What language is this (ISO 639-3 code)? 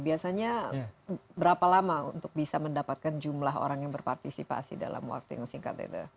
ind